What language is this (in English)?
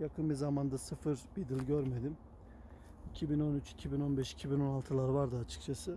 Turkish